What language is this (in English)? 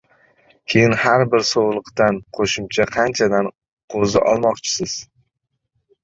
Uzbek